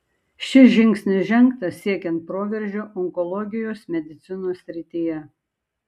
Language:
Lithuanian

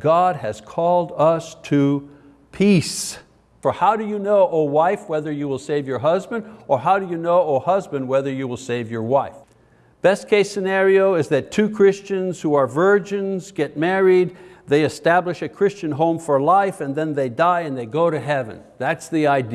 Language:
English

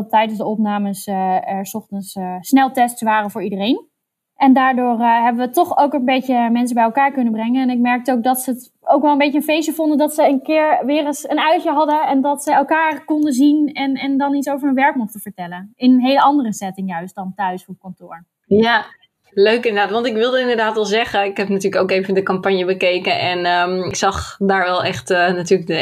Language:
Dutch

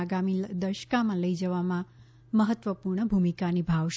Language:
Gujarati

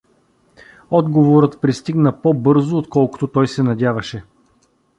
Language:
Bulgarian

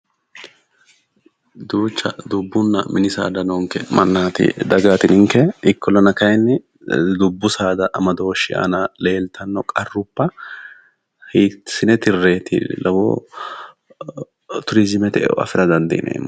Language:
Sidamo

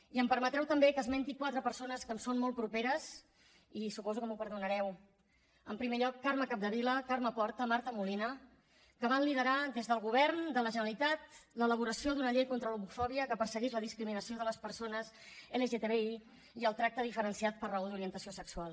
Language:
Catalan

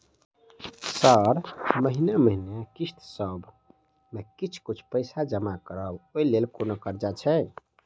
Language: Maithili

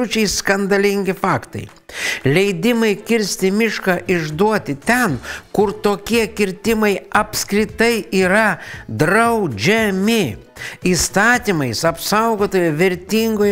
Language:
Lithuanian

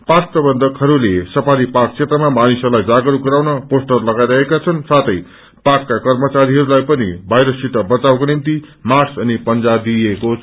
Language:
Nepali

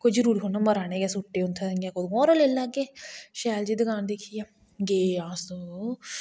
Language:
Dogri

